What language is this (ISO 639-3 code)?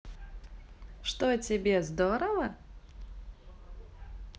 rus